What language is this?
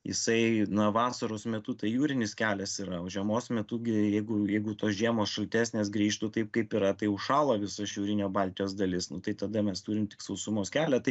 Lithuanian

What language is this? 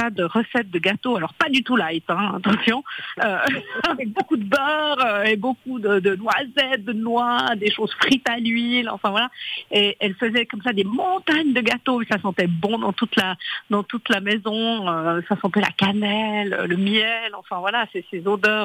French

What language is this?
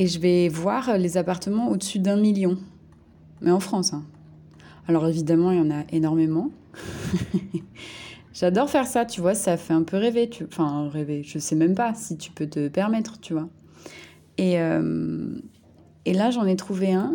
French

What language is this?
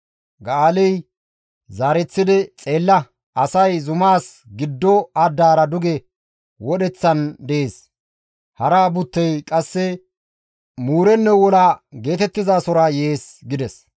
Gamo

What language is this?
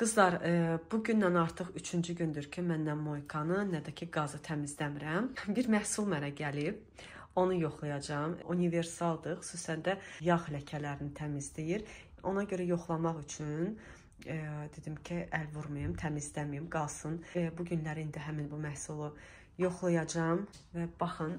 Turkish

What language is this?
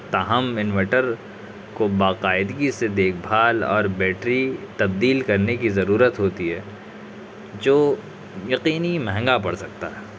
Urdu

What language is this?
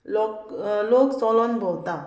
Konkani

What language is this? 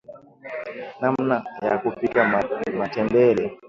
Swahili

